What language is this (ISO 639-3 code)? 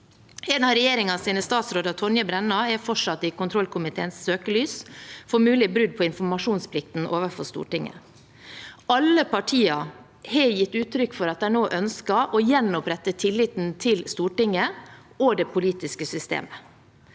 nor